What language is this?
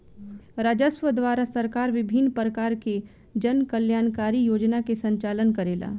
Bhojpuri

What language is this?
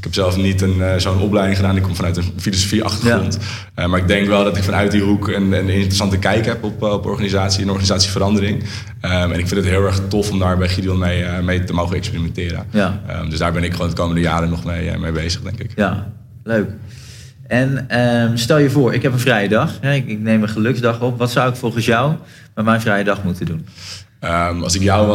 Dutch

